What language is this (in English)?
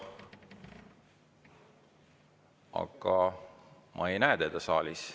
Estonian